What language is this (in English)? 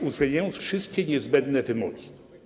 Polish